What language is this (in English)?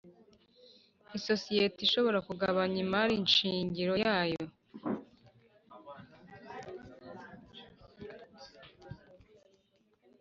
Kinyarwanda